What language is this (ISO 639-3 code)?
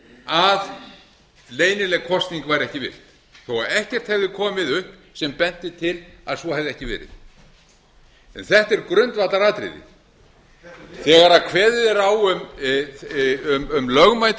isl